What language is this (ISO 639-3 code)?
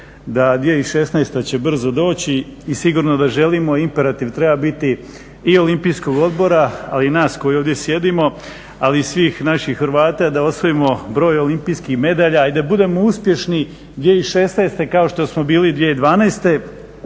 hrv